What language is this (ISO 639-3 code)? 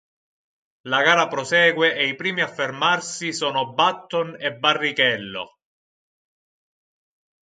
ita